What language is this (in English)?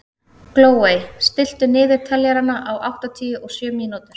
Icelandic